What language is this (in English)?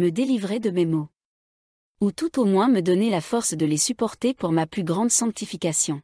French